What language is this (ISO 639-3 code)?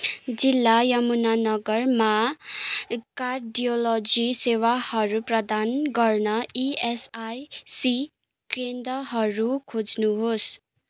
nep